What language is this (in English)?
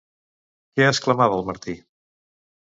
Catalan